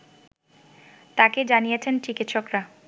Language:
Bangla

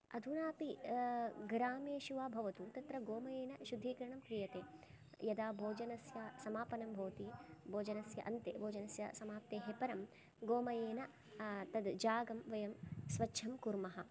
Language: Sanskrit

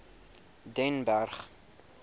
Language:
Afrikaans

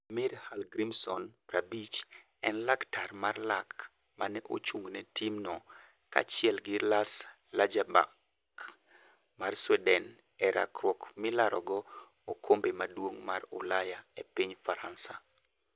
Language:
Luo (Kenya and Tanzania)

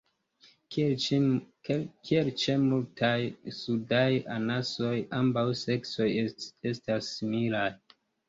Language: Esperanto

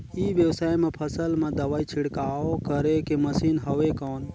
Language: Chhattisgarhi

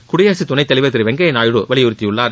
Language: Tamil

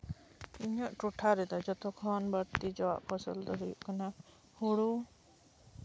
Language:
Santali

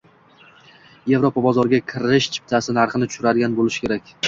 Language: Uzbek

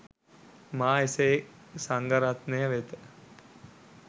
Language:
Sinhala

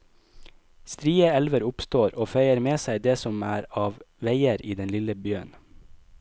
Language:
Norwegian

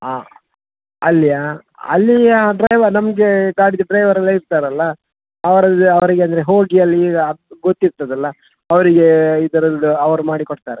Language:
Kannada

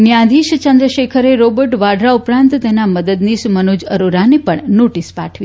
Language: Gujarati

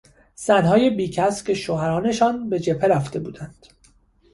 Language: Persian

